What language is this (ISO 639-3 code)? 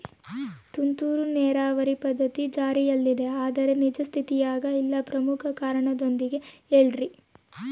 kan